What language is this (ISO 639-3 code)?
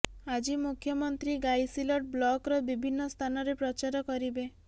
ori